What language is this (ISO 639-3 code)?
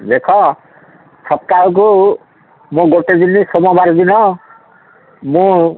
ori